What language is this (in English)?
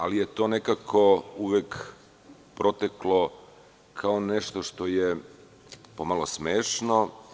Serbian